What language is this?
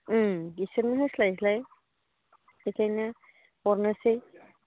Bodo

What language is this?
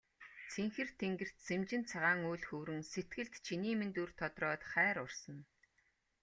Mongolian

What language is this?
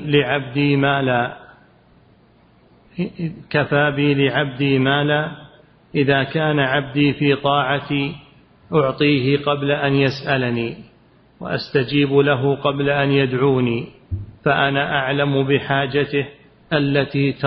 Arabic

